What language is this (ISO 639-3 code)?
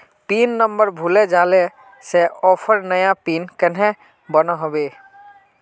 mag